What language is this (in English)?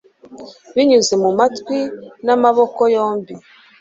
Kinyarwanda